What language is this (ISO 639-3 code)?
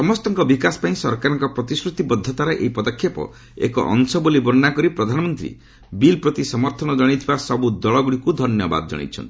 ori